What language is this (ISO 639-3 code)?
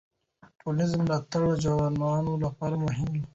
pus